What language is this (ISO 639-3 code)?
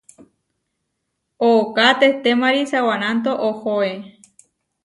var